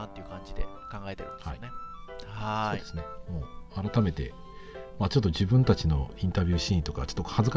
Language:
Japanese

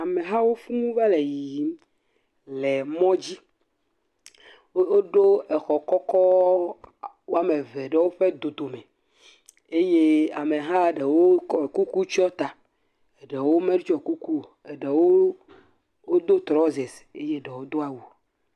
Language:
Ewe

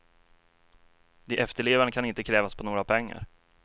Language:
Swedish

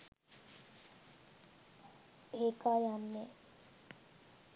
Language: Sinhala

